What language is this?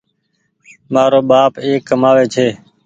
Goaria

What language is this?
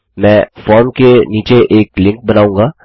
Hindi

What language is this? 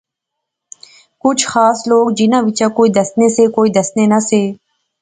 Pahari-Potwari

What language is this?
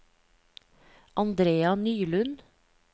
Norwegian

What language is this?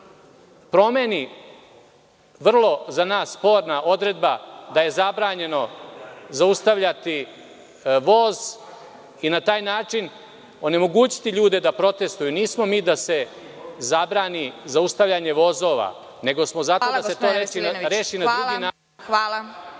Serbian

